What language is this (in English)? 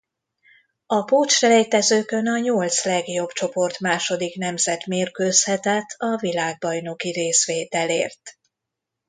Hungarian